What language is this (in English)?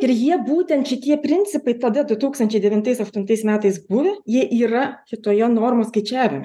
Lithuanian